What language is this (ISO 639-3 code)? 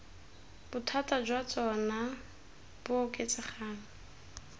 tsn